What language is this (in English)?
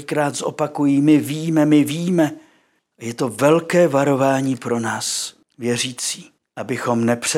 Czech